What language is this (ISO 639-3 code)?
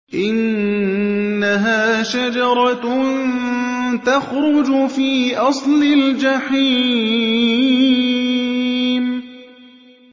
ara